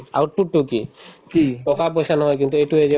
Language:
Assamese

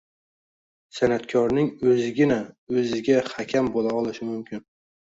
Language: Uzbek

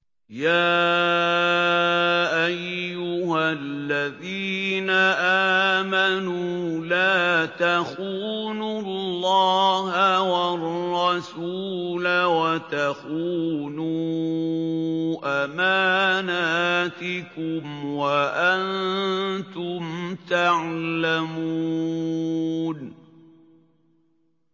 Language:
Arabic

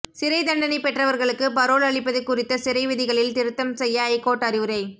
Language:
Tamil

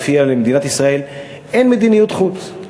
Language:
Hebrew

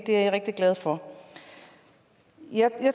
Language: Danish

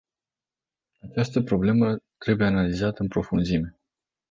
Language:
Romanian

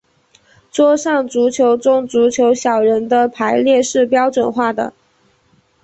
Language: Chinese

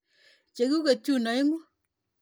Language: Kalenjin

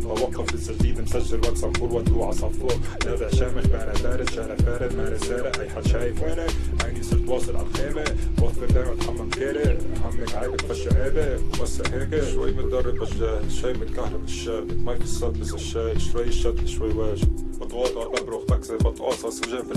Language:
Arabic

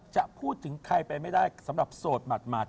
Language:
Thai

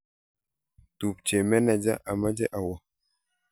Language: Kalenjin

